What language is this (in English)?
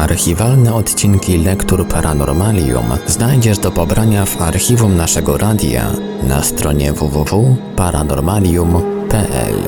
Polish